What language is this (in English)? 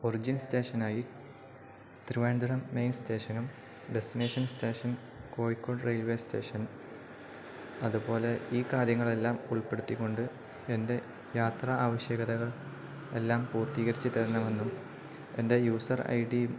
Malayalam